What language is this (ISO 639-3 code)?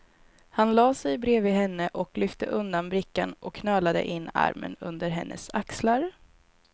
swe